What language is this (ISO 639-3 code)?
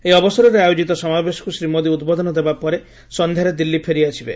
ori